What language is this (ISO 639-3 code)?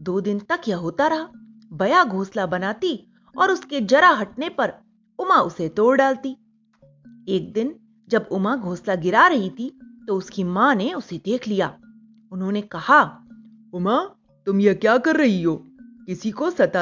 hin